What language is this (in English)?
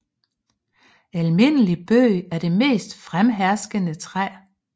Danish